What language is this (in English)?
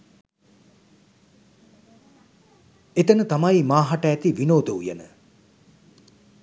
Sinhala